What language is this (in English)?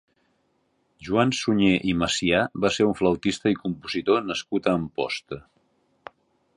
Catalan